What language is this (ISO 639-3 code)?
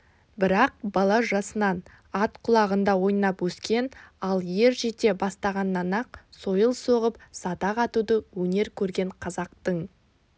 kaz